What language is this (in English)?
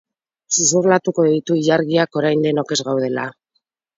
Basque